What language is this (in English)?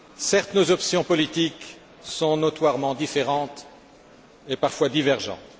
French